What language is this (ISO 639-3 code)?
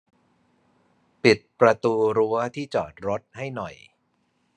tha